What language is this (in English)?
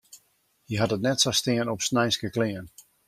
Western Frisian